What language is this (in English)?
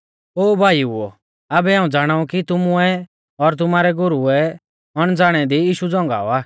Mahasu Pahari